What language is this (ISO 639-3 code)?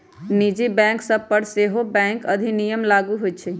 mag